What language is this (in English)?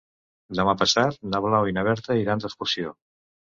Catalan